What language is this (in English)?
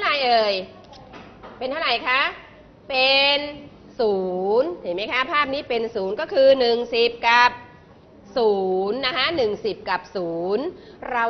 Thai